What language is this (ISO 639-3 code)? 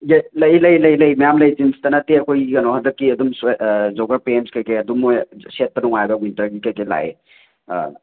mni